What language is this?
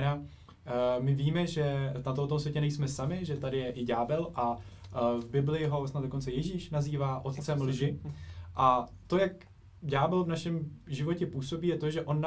Czech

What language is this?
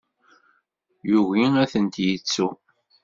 Kabyle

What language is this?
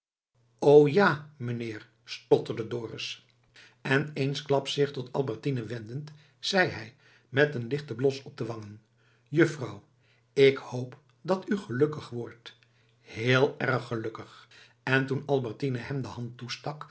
Dutch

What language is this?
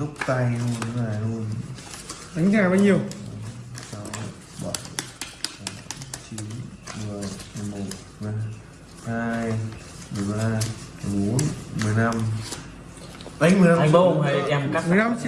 Vietnamese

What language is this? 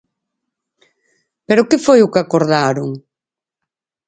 Galician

